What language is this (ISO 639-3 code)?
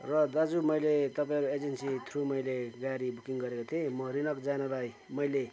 nep